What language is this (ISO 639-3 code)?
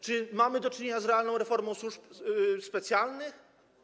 pol